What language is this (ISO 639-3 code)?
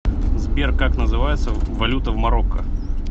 rus